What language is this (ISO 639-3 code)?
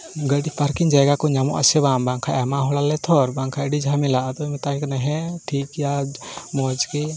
sat